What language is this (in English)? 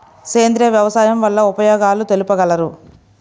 Telugu